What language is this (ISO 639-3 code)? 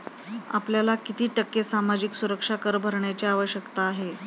mar